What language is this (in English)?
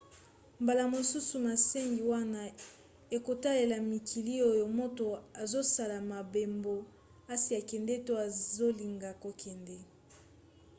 Lingala